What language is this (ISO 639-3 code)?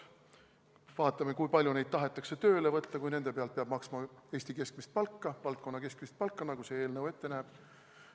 est